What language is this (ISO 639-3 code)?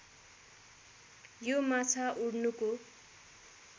nep